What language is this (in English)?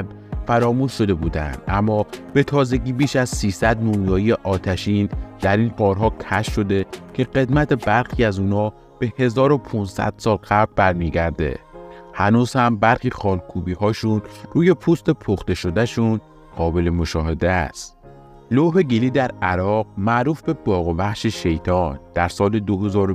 Persian